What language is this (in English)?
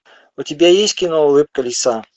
Russian